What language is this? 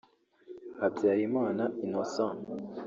Kinyarwanda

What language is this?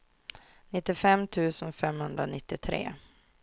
Swedish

